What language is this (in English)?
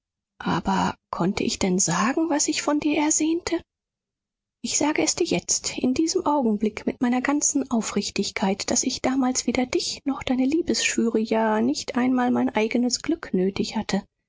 German